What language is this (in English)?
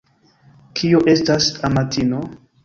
Esperanto